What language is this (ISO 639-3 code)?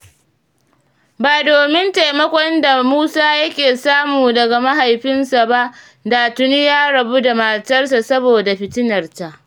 hau